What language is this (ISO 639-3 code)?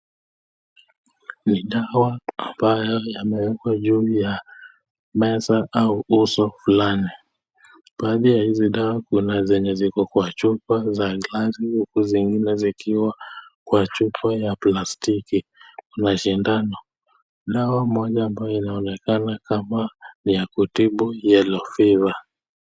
swa